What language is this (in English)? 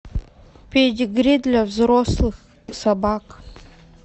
Russian